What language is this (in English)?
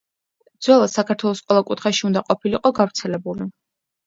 Georgian